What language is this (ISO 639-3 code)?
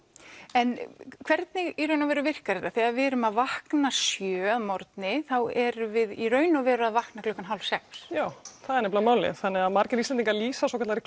isl